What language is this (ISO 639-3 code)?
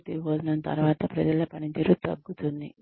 tel